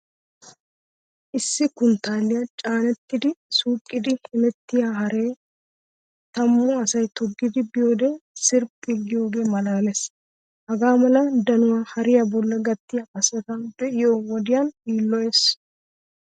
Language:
Wolaytta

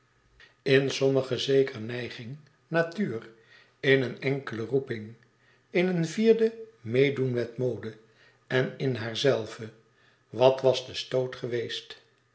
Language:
Dutch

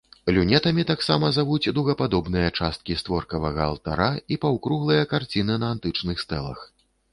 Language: Belarusian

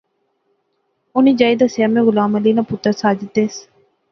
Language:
Pahari-Potwari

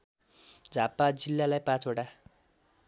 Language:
Nepali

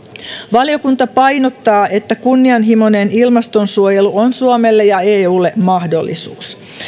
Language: Finnish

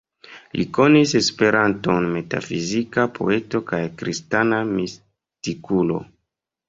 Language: Esperanto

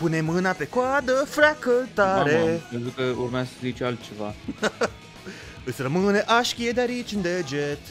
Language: Romanian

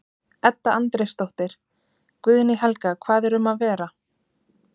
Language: Icelandic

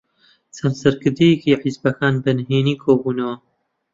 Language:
Central Kurdish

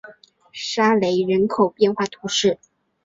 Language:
Chinese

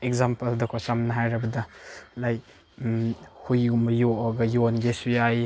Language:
Manipuri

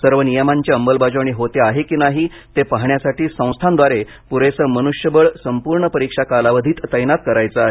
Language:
Marathi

